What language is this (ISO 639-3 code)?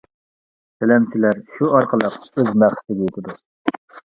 uig